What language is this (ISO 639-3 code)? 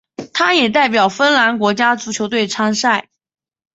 zho